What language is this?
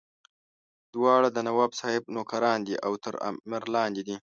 Pashto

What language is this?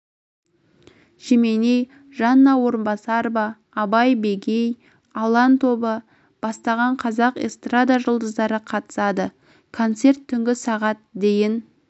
Kazakh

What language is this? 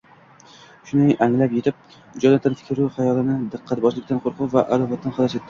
Uzbek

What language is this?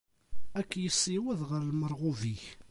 Kabyle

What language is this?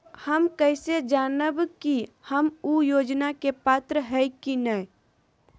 Magahi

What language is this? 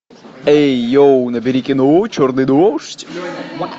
Russian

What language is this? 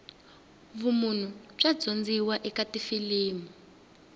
Tsonga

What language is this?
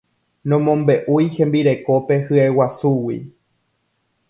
Guarani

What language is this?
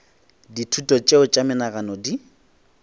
Northern Sotho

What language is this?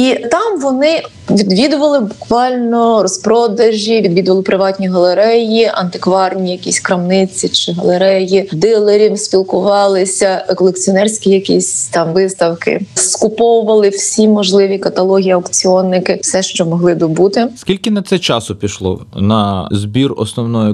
Ukrainian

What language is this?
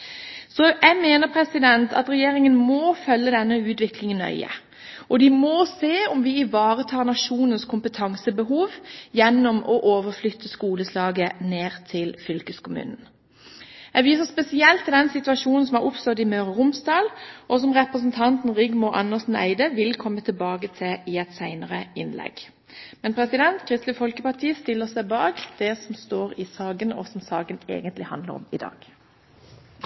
Norwegian Bokmål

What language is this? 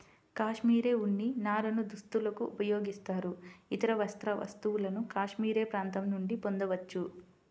Telugu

